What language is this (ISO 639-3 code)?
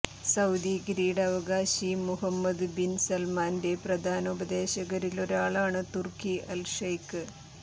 mal